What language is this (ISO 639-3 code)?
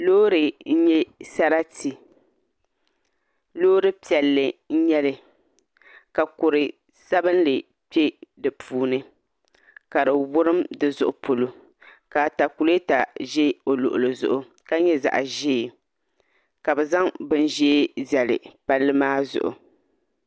dag